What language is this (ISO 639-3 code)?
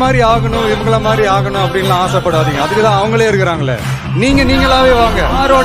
ind